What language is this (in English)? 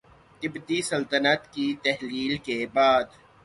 Urdu